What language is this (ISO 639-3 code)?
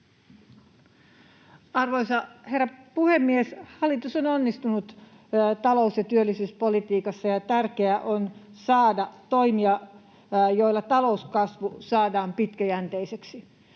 fin